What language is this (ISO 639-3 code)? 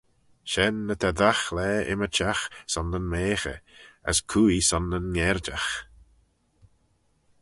glv